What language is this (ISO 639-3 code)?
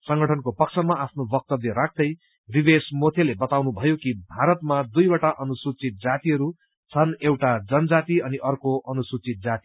nep